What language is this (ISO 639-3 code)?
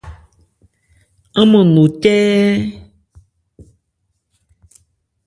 ebr